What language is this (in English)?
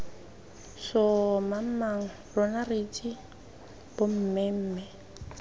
Tswana